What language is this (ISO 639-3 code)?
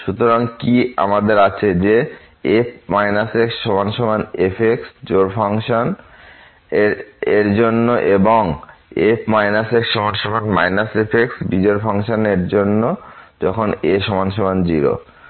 ben